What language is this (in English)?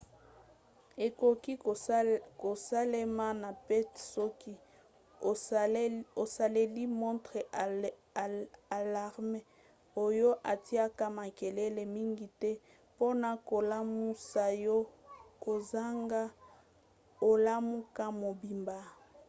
Lingala